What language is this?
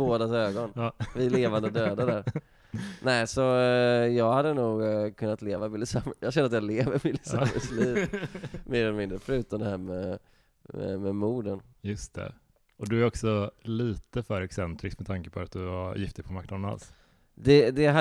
Swedish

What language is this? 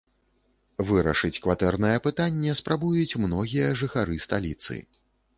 Belarusian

